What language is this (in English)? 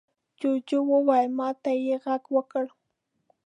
Pashto